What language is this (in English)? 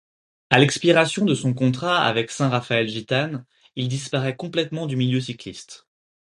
French